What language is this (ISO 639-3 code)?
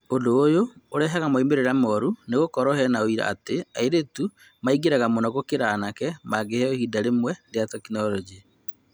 kik